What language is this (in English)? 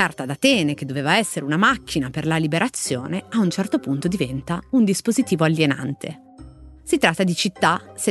Italian